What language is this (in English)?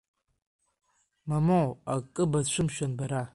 Abkhazian